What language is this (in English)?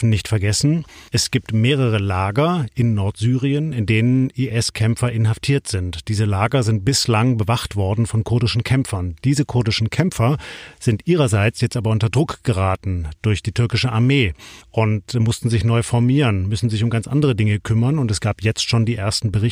German